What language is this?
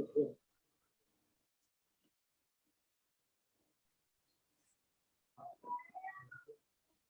Vietnamese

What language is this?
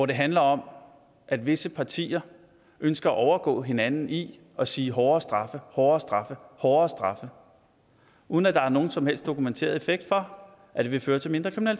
Danish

